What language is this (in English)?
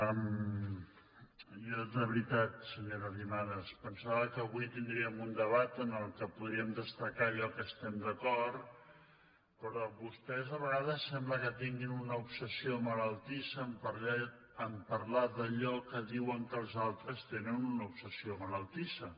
Catalan